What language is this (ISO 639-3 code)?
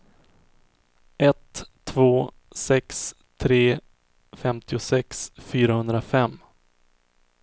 swe